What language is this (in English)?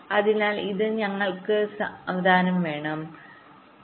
Malayalam